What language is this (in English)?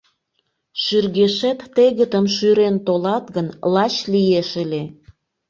Mari